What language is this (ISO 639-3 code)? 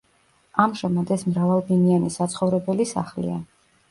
kat